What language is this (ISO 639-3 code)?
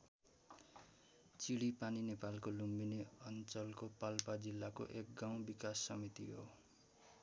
nep